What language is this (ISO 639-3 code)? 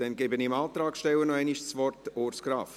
gsw